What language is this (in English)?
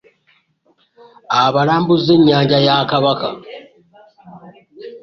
Ganda